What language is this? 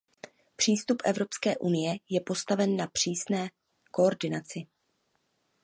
Czech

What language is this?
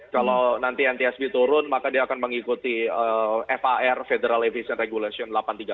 Indonesian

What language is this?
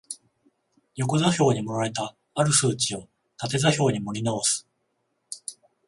Japanese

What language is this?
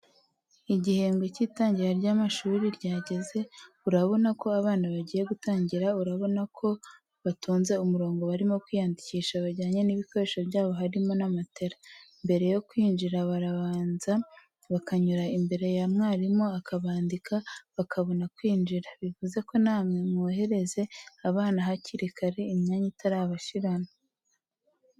Kinyarwanda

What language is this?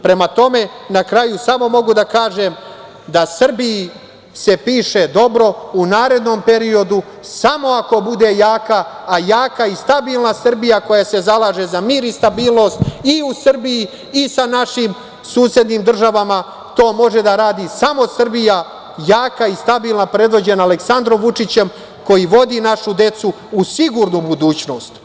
Serbian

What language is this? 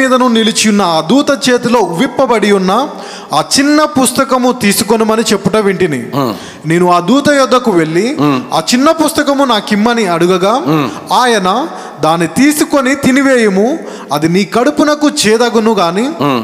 Telugu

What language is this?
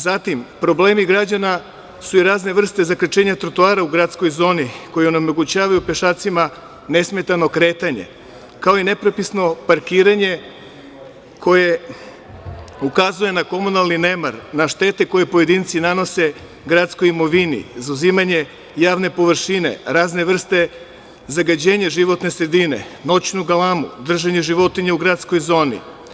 Serbian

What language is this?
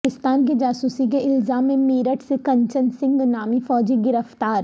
Urdu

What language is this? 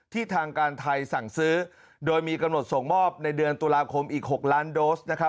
Thai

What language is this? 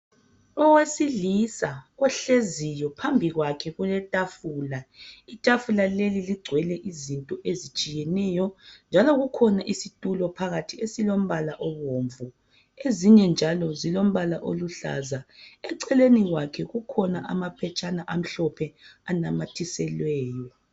North Ndebele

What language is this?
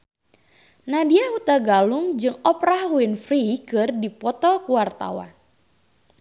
Sundanese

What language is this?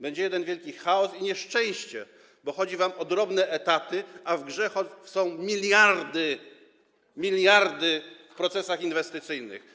Polish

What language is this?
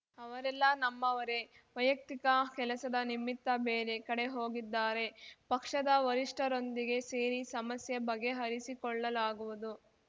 Kannada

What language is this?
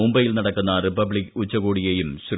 Malayalam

